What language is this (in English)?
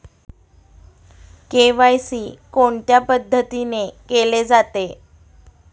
Marathi